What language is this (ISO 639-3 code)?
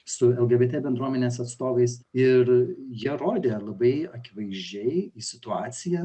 lit